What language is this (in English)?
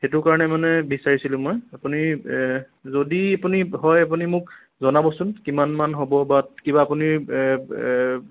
Assamese